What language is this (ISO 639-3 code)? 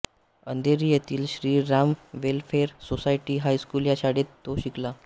mar